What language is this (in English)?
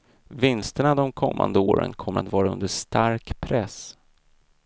Swedish